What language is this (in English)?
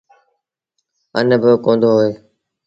Sindhi Bhil